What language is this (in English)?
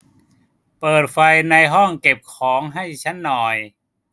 Thai